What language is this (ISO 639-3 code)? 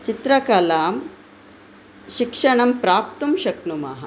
san